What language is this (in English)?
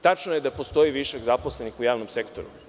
Serbian